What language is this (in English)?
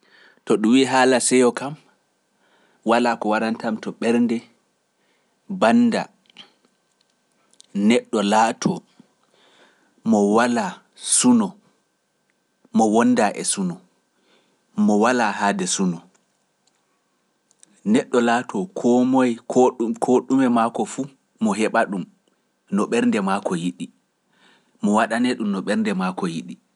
Pular